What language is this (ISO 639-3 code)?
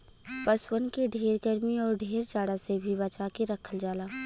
bho